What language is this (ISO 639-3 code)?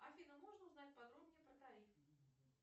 rus